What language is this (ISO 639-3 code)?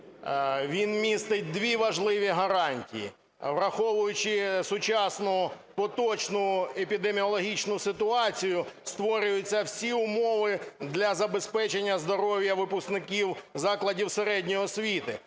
ukr